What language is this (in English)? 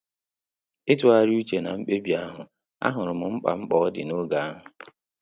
Igbo